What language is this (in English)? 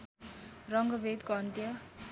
Nepali